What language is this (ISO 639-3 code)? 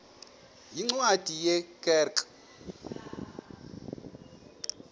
xho